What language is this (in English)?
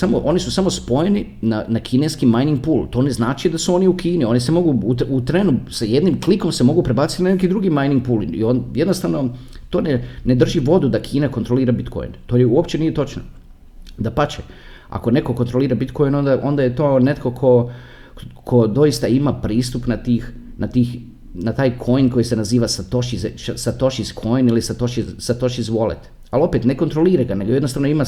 Croatian